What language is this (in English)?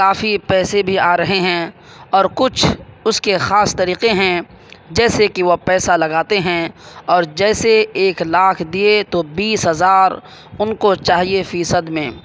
Urdu